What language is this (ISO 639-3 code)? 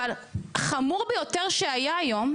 heb